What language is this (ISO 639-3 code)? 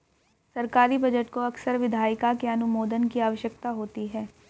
hin